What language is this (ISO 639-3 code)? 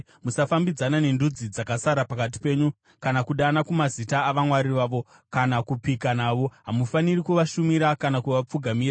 sna